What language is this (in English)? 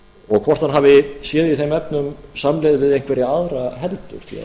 Icelandic